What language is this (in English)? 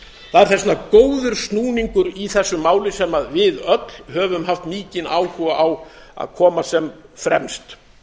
Icelandic